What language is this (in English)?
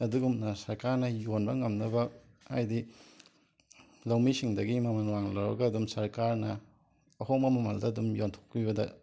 Manipuri